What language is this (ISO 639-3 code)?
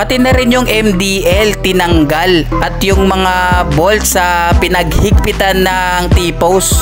fil